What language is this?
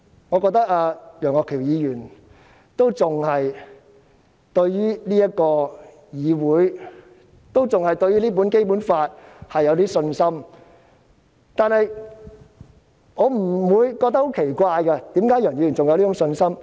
Cantonese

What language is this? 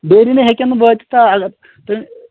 Kashmiri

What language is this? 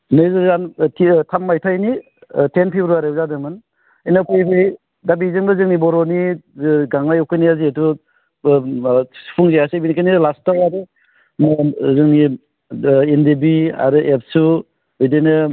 Bodo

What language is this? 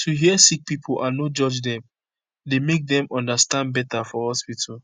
Nigerian Pidgin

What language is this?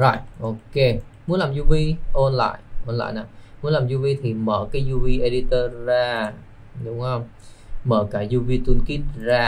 Vietnamese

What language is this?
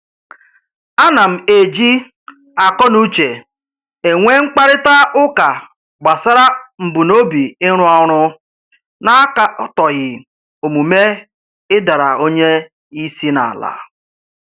Igbo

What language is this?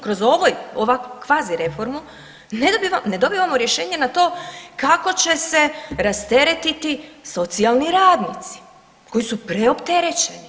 Croatian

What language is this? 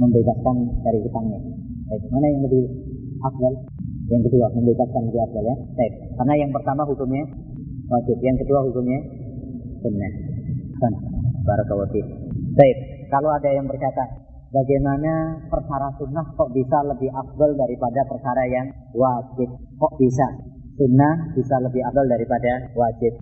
Malay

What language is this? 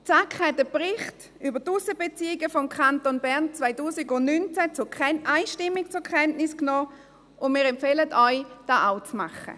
Swiss German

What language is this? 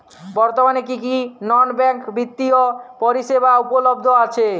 Bangla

